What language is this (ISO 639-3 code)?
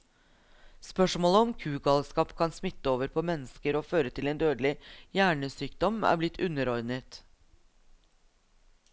nor